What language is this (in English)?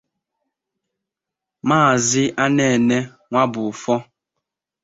Igbo